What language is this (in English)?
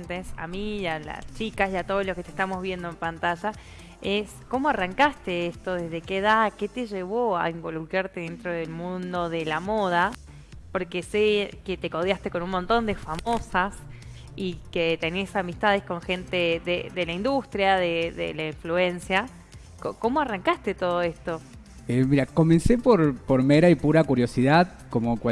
Spanish